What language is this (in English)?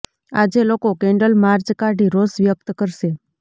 Gujarati